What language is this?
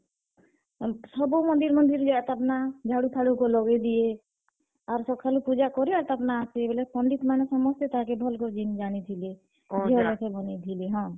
Odia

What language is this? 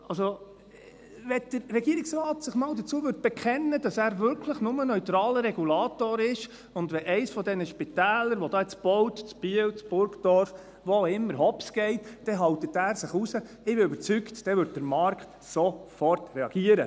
Swiss German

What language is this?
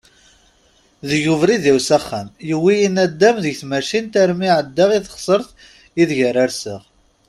Kabyle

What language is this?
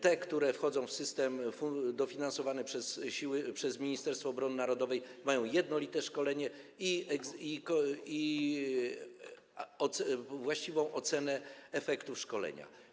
Polish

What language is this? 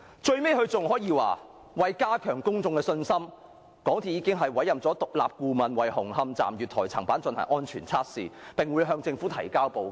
Cantonese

